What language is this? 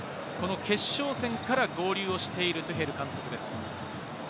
Japanese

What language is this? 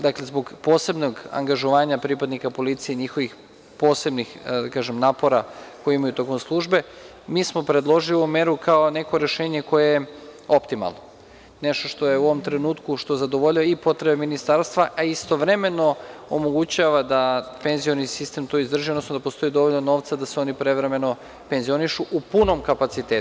Serbian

